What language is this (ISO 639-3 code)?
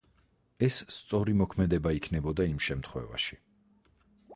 kat